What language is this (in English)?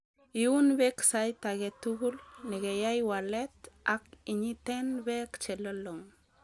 Kalenjin